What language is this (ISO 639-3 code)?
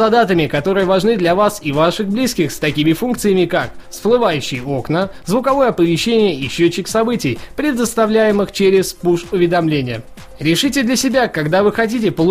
rus